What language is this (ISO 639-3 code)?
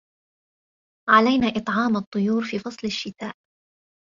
ara